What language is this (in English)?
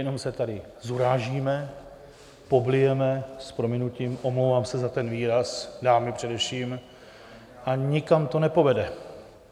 Czech